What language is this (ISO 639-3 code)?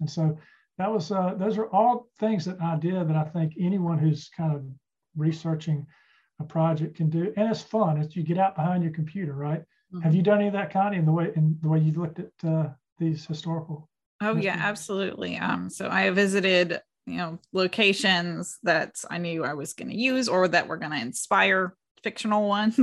eng